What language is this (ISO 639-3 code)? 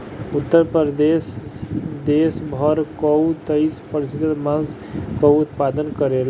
bho